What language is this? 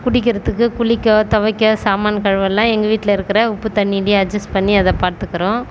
Tamil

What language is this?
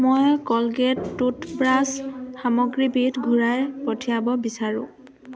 Assamese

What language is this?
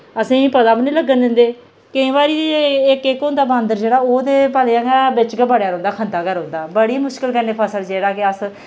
Dogri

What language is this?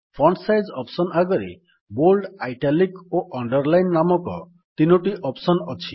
Odia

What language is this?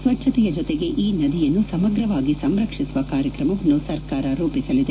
Kannada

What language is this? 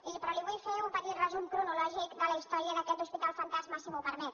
Catalan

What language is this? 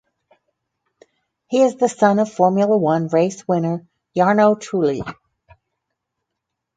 English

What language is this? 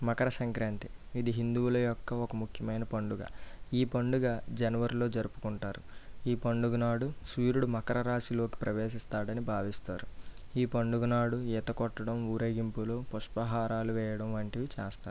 Telugu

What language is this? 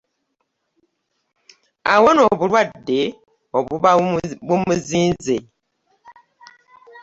Ganda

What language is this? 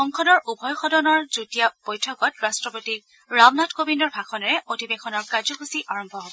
Assamese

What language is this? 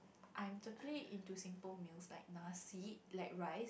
English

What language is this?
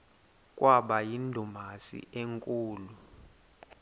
Xhosa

